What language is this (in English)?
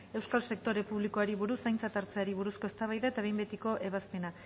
Basque